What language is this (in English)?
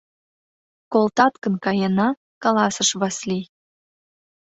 Mari